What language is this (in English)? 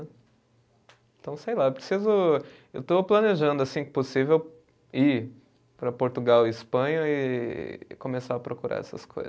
Portuguese